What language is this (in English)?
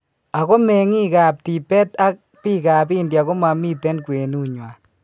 Kalenjin